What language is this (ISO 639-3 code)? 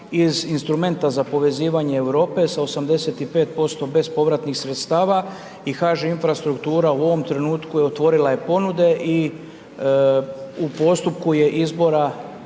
hrv